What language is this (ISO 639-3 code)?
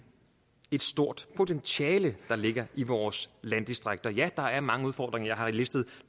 dan